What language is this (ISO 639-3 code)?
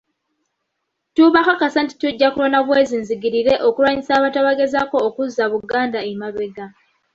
lug